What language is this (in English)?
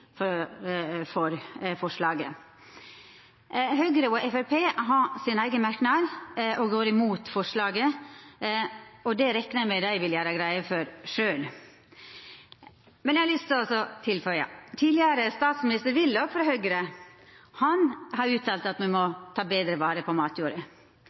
Norwegian Nynorsk